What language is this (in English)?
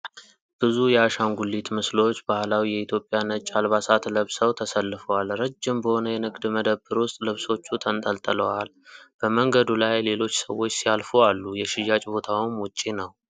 Amharic